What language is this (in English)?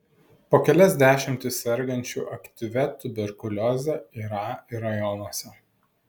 Lithuanian